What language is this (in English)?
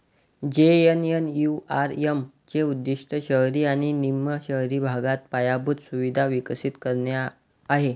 Marathi